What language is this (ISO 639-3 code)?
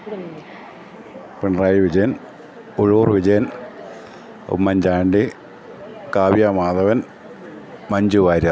mal